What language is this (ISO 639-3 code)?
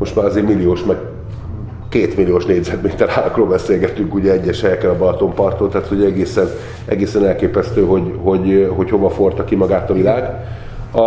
hun